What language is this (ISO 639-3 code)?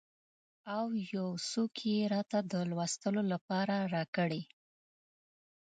pus